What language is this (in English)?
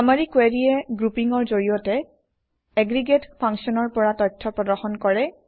Assamese